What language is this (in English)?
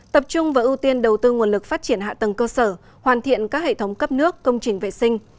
Vietnamese